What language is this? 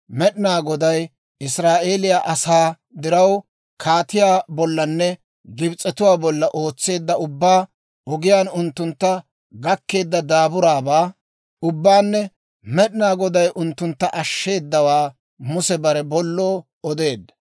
Dawro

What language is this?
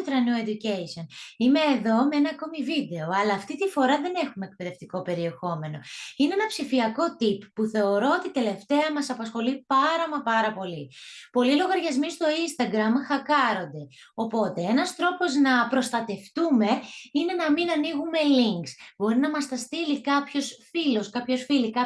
Greek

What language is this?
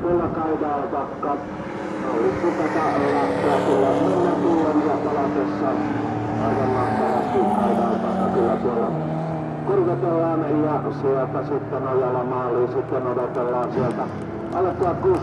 Finnish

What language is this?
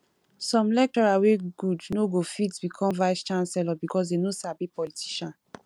Nigerian Pidgin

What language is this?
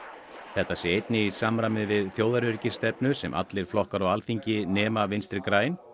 Icelandic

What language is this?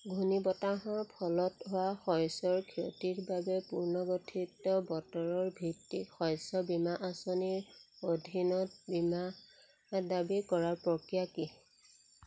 Assamese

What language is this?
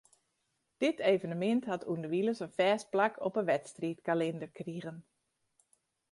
Western Frisian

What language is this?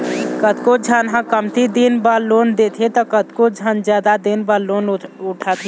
Chhattisgarhi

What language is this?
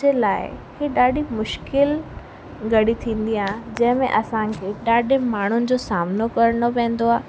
Sindhi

